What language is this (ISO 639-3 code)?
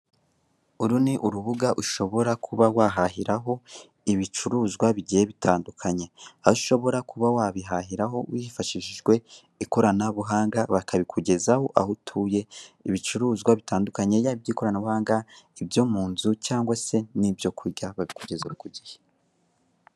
kin